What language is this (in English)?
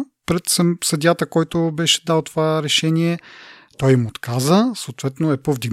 Bulgarian